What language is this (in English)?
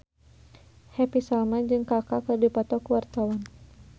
Sundanese